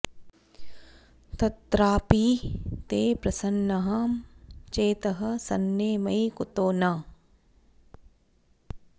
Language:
Sanskrit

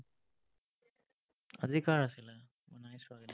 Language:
Assamese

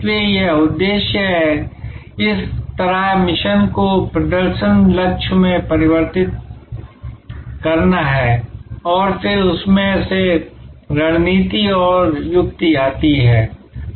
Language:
Hindi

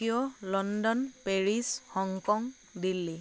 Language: Assamese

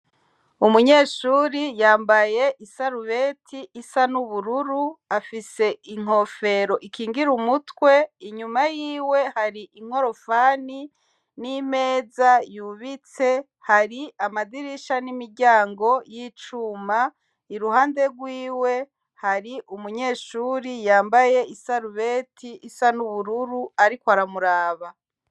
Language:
Rundi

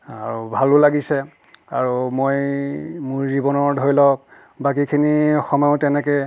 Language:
Assamese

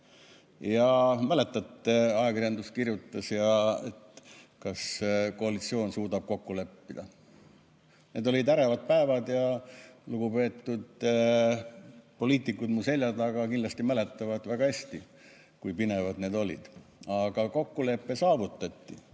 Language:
Estonian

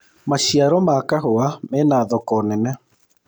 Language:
Kikuyu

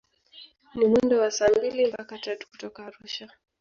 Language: Swahili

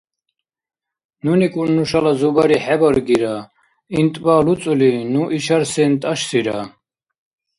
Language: Dargwa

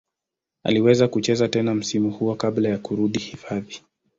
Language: Swahili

